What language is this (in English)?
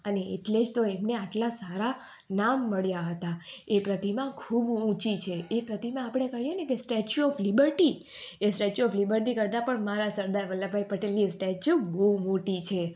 Gujarati